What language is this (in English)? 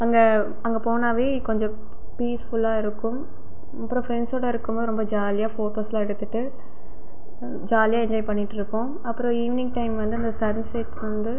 Tamil